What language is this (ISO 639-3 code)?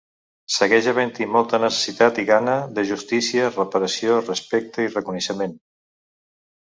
cat